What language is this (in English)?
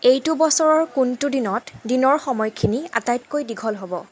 Assamese